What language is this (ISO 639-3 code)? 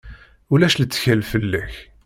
kab